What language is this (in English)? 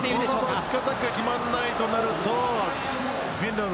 Japanese